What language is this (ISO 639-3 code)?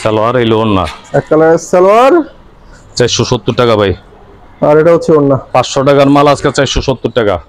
ben